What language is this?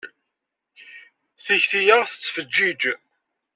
Kabyle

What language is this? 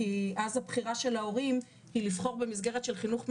Hebrew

